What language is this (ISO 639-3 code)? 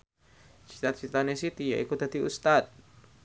jav